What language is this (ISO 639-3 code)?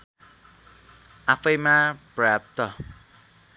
nep